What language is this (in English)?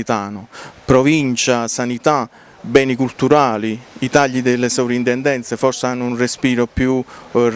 Italian